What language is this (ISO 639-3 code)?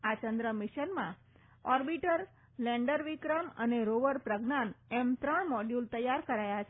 guj